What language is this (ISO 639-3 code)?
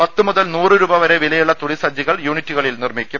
mal